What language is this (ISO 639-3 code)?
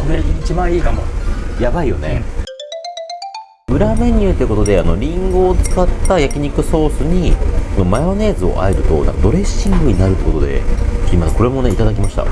jpn